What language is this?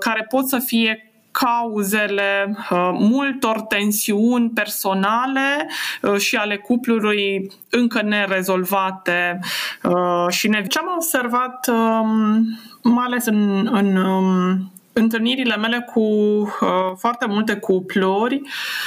Romanian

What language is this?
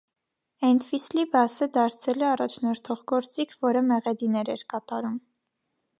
Armenian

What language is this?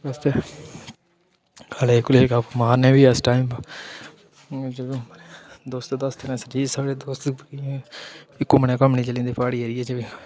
Dogri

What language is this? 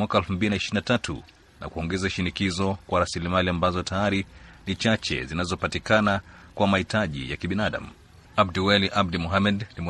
Swahili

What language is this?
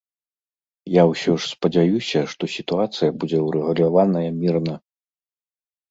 Belarusian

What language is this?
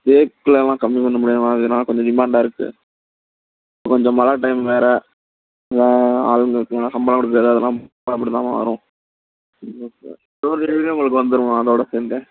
Tamil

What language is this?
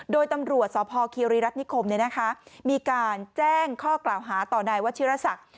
Thai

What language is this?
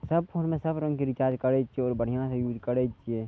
Maithili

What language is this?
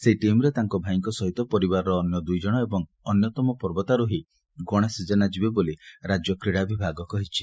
Odia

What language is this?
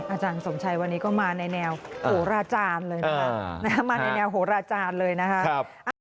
Thai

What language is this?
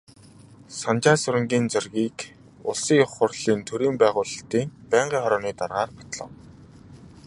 Mongolian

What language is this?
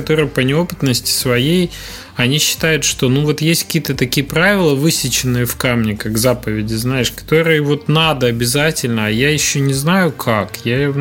Russian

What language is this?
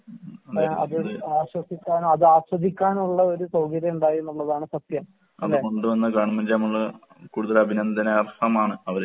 Malayalam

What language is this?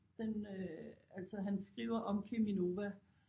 Danish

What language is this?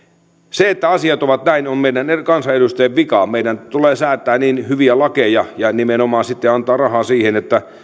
Finnish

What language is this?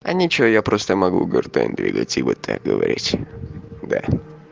Russian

